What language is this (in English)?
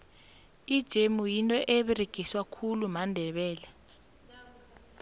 South Ndebele